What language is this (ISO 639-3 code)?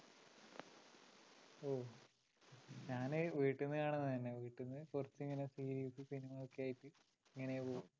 mal